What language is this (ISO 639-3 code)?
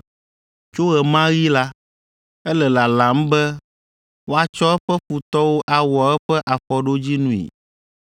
ewe